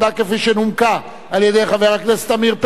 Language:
Hebrew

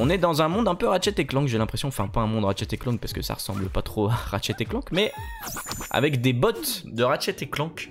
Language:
French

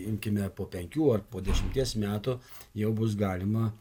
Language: Lithuanian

